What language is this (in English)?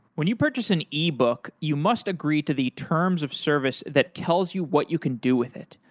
English